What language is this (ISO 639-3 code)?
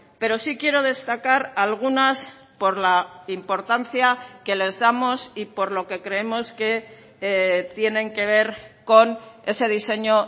spa